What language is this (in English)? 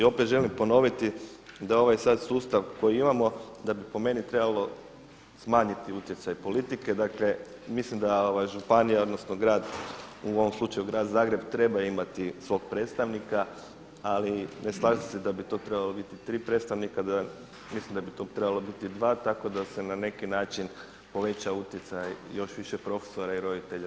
Croatian